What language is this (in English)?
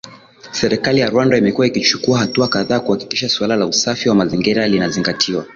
Swahili